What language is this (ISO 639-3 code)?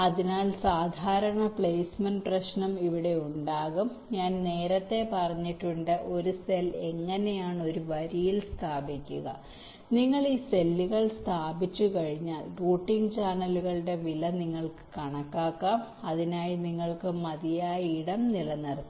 mal